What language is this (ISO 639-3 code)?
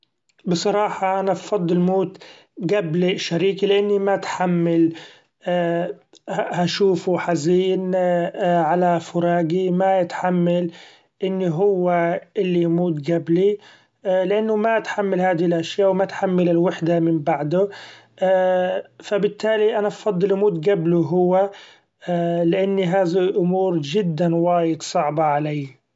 afb